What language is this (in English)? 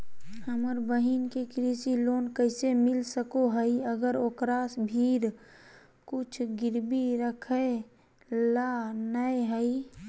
Magahi